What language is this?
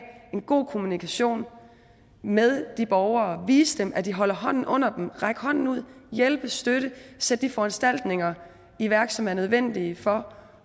Danish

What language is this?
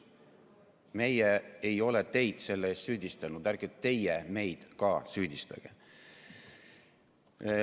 Estonian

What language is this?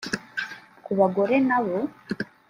Kinyarwanda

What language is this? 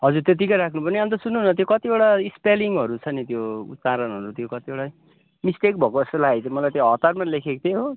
Nepali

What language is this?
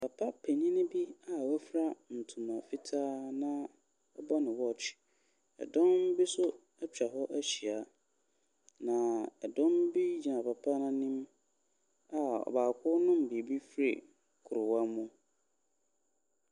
Akan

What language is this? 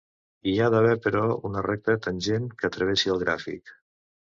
Catalan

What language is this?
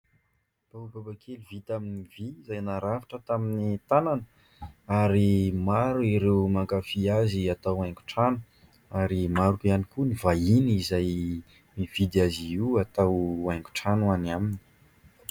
Malagasy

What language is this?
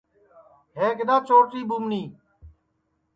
Sansi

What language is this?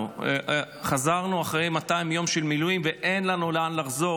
Hebrew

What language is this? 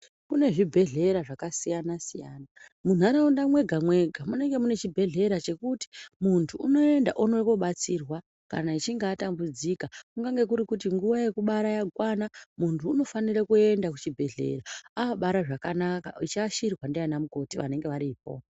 Ndau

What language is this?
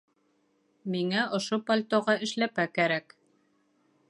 Bashkir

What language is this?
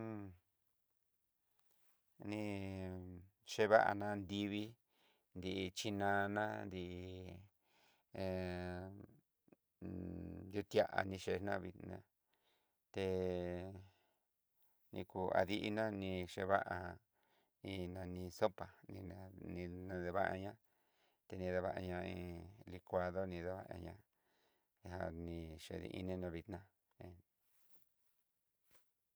Southeastern Nochixtlán Mixtec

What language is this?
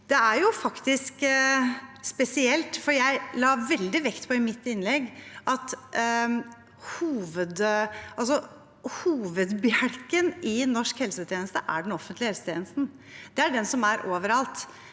Norwegian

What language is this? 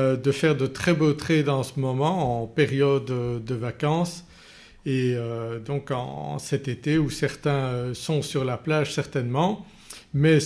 French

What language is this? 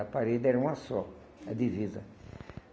Portuguese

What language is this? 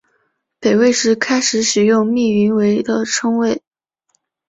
Chinese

